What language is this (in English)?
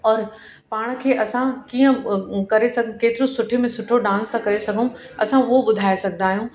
Sindhi